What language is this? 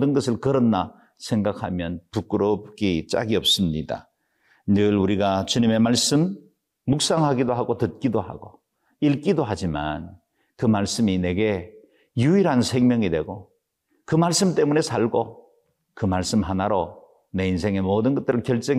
Korean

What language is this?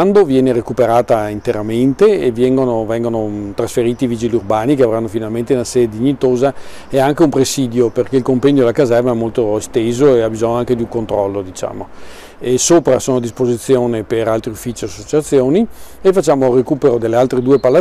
Italian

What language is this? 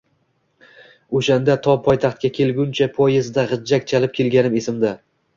Uzbek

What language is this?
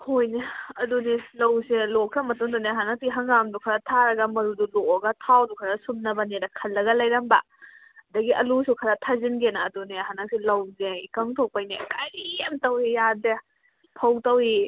Manipuri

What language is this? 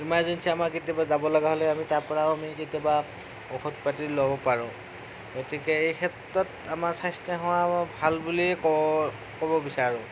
Assamese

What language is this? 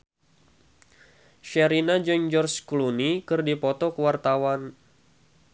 Sundanese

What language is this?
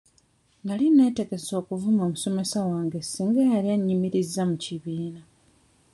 Ganda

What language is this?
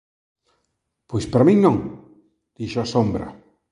Galician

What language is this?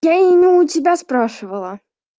Russian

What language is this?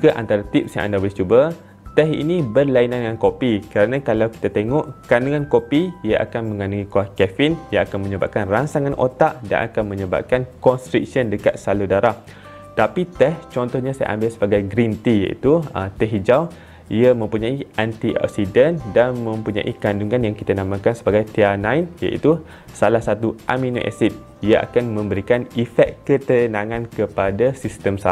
Malay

